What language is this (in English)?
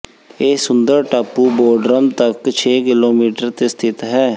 Punjabi